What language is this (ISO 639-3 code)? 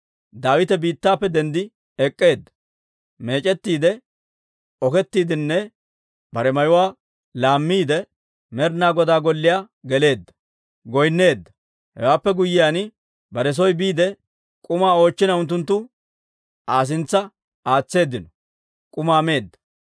dwr